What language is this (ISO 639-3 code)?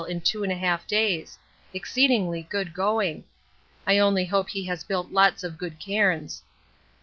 eng